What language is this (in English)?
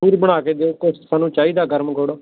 Punjabi